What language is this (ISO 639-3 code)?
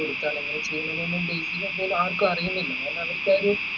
mal